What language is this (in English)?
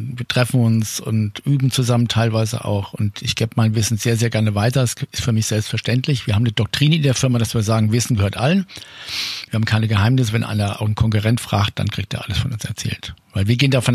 German